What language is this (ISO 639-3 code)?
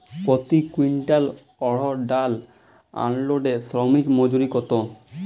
ben